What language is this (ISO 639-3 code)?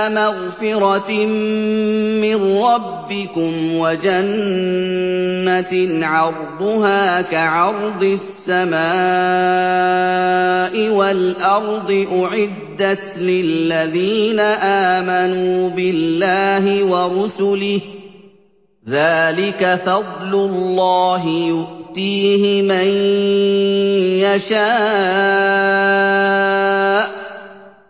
ara